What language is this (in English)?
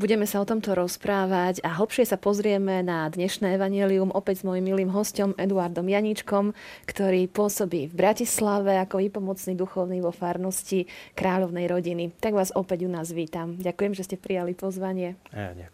Slovak